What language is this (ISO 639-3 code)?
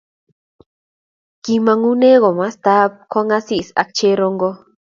kln